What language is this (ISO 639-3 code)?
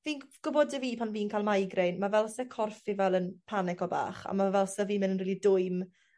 cym